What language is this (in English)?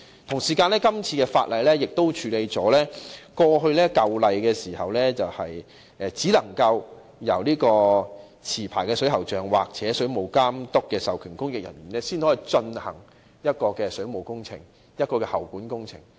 Cantonese